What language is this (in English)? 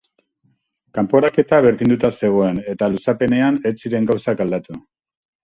Basque